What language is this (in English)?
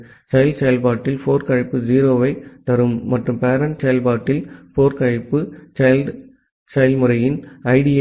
Tamil